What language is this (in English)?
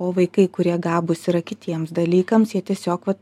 Lithuanian